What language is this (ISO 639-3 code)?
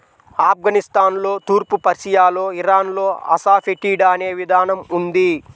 tel